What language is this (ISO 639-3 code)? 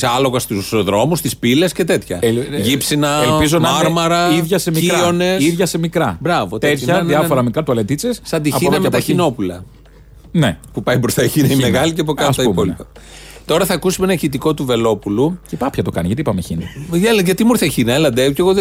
ell